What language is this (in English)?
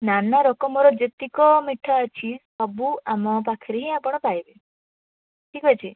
Odia